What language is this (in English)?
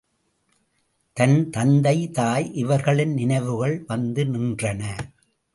Tamil